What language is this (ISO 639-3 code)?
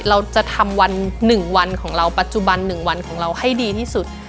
tha